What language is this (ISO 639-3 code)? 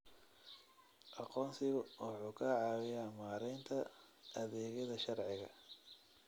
som